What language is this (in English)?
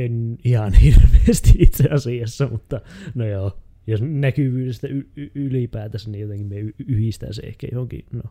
Finnish